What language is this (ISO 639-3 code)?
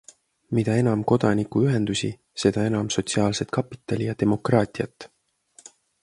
est